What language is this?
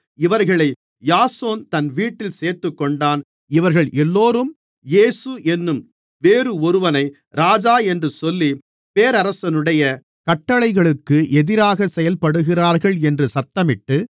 Tamil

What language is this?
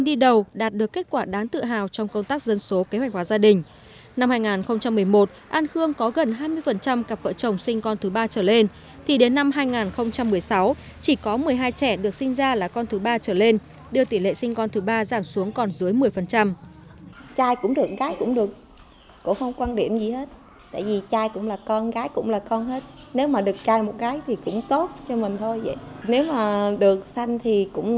Vietnamese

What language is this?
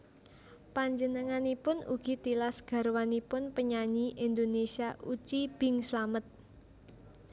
Javanese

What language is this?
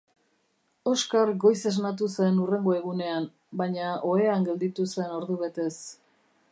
Basque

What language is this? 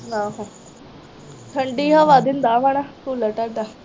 Punjabi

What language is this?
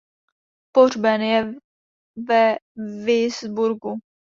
Czech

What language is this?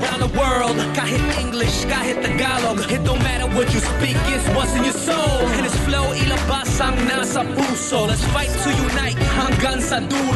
Filipino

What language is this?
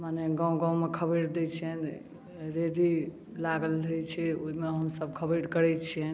Maithili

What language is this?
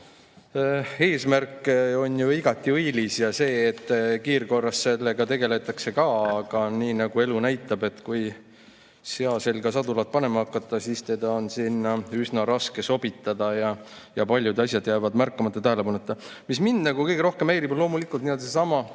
Estonian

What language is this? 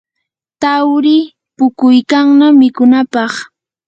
Yanahuanca Pasco Quechua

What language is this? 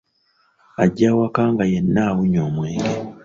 Ganda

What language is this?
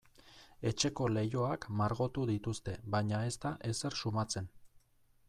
Basque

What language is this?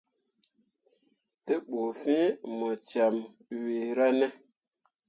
Mundang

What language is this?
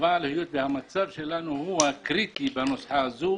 Hebrew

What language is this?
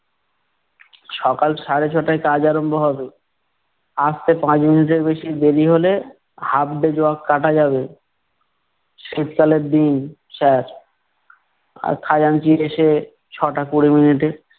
Bangla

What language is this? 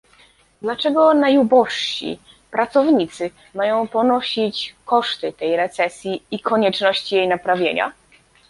Polish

